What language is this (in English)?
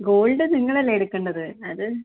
Malayalam